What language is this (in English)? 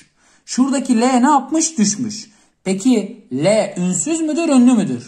Turkish